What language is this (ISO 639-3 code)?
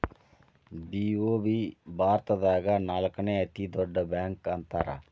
kan